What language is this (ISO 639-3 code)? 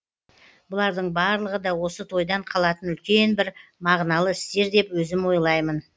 kaz